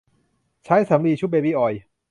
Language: Thai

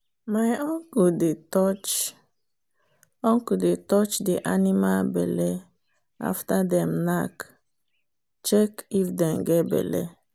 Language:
Nigerian Pidgin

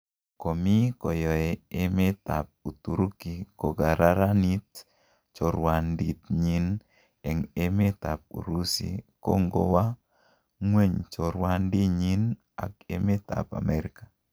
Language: Kalenjin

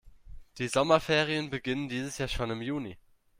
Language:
German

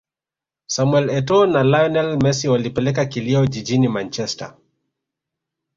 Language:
Swahili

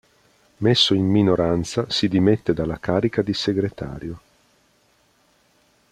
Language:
Italian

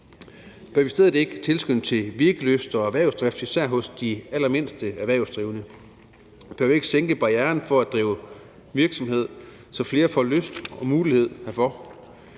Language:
Danish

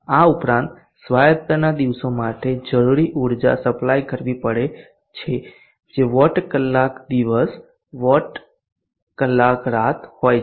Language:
Gujarati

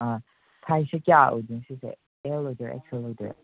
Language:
Manipuri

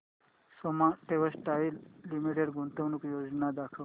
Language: Marathi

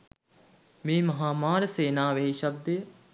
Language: Sinhala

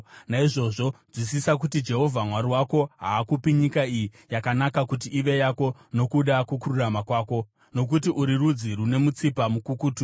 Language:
Shona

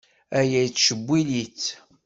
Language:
Kabyle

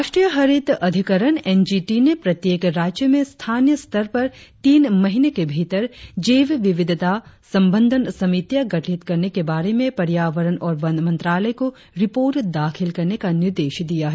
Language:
Hindi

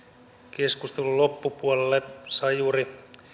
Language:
Finnish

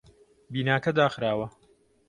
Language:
Central Kurdish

